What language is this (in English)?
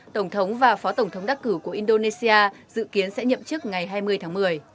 Vietnamese